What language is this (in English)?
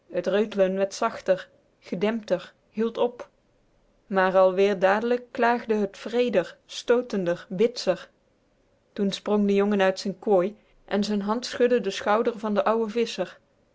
Dutch